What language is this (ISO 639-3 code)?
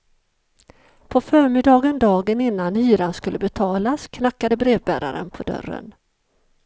swe